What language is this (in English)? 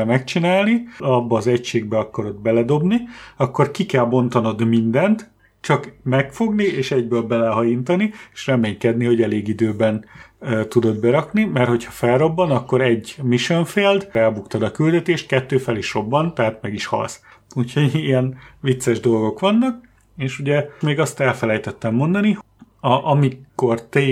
Hungarian